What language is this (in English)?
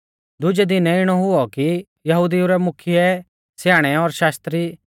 Mahasu Pahari